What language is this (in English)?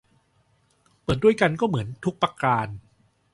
Thai